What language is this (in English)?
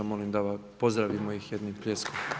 Croatian